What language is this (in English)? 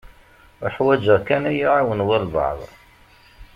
Kabyle